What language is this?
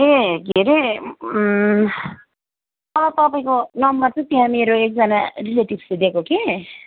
Nepali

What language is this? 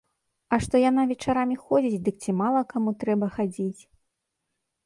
Belarusian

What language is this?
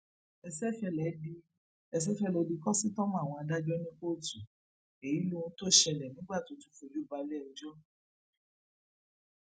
Yoruba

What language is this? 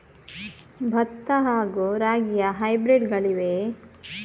Kannada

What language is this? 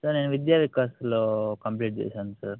Telugu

